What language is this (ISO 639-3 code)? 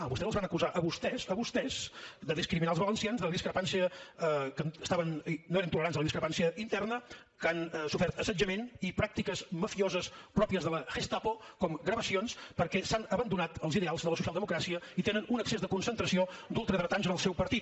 cat